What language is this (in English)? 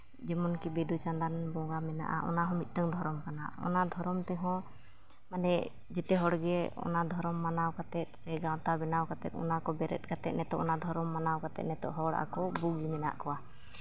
Santali